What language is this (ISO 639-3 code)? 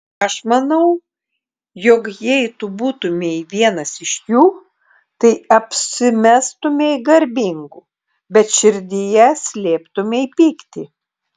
lit